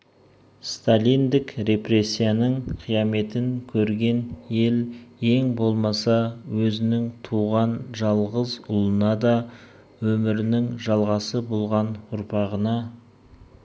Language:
Kazakh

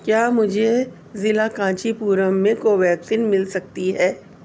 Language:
Urdu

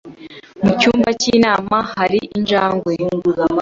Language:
Kinyarwanda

